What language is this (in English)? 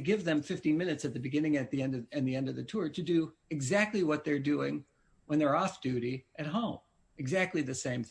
English